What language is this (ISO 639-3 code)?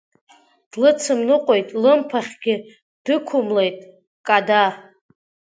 abk